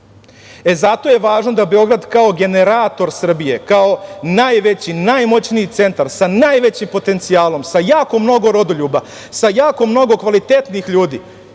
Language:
Serbian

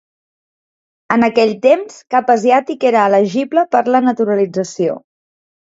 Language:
Catalan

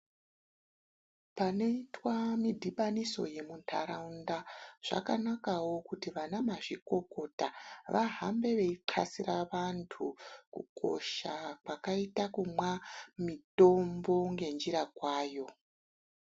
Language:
Ndau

